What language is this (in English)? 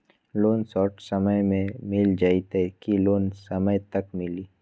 Magahi